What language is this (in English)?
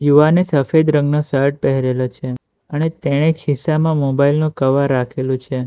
Gujarati